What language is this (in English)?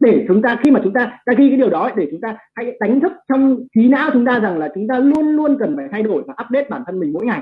Vietnamese